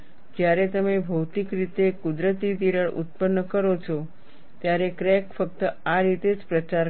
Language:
Gujarati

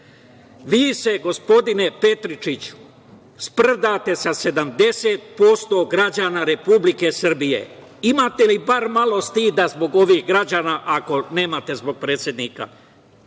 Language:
Serbian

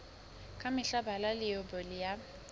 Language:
Southern Sotho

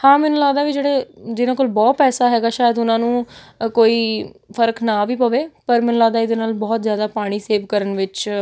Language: Punjabi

